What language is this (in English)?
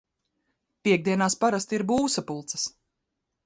Latvian